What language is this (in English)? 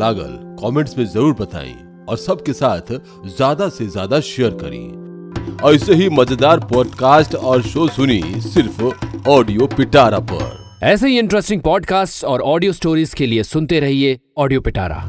Hindi